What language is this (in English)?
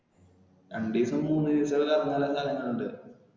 Malayalam